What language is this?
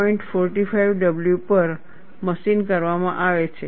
Gujarati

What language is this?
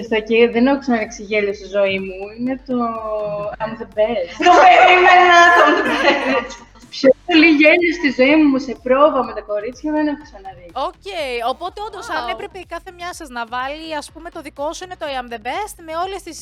Greek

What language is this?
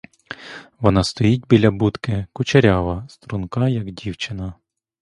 Ukrainian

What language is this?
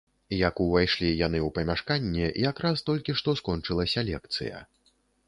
Belarusian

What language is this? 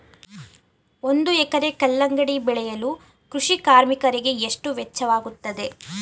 Kannada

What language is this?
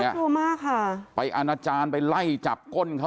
Thai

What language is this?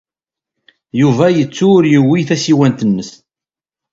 Kabyle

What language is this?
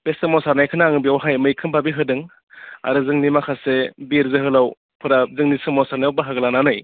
Bodo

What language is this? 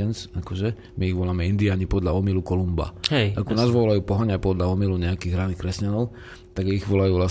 Slovak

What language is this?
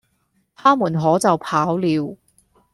Cantonese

